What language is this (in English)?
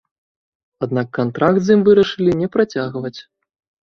Belarusian